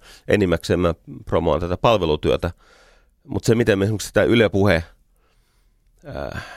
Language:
Finnish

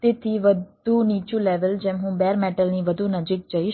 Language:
Gujarati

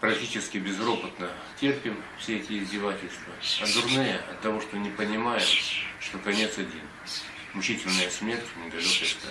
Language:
Russian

